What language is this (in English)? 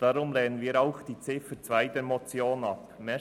Swiss German